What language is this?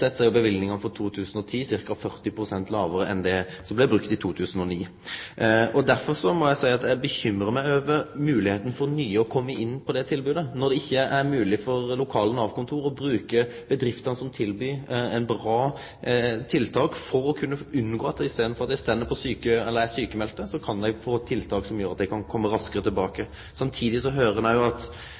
Norwegian Nynorsk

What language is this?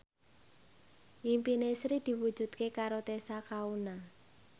Javanese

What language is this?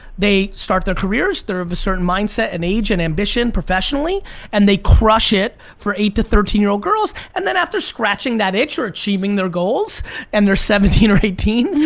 English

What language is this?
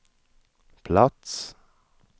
Swedish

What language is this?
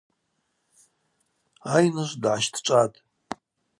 Abaza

